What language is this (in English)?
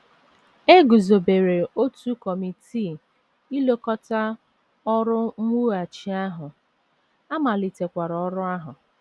Igbo